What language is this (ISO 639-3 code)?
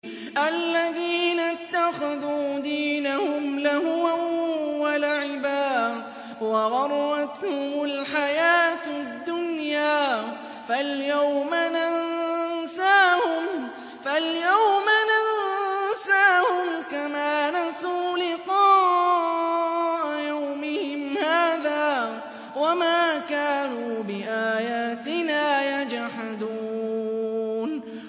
ara